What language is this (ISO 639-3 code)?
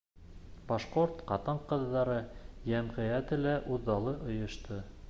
bak